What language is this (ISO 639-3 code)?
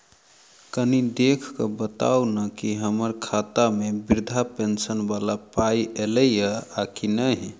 mai